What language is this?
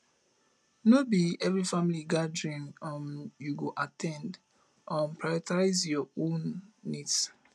Nigerian Pidgin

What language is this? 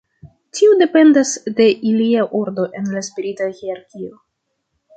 Esperanto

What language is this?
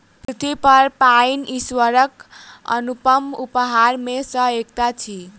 Maithili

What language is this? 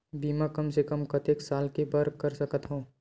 Chhattisgarhi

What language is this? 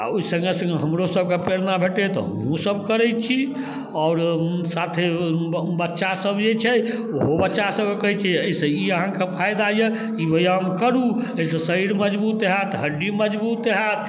Maithili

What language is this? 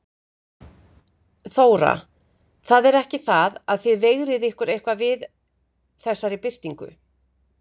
Icelandic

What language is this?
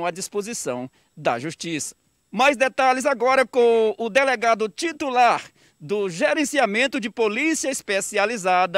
Portuguese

